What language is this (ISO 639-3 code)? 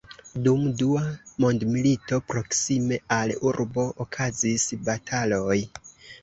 epo